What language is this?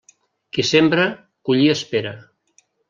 Catalan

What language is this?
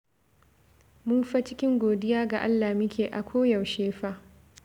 Hausa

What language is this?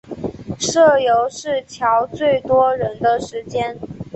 Chinese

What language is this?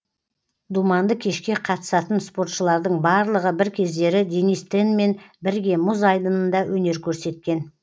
Kazakh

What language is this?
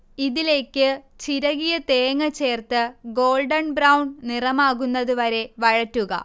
Malayalam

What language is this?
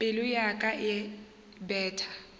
Northern Sotho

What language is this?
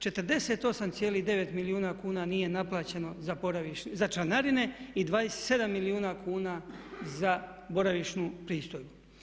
Croatian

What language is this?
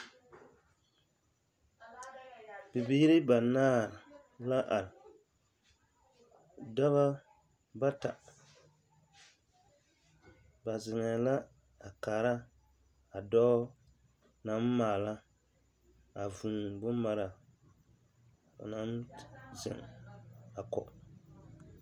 Southern Dagaare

